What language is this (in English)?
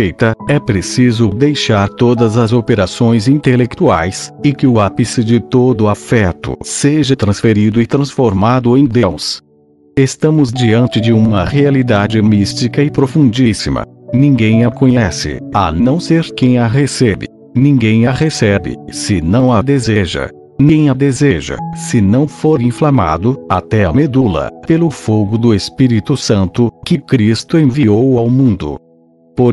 Portuguese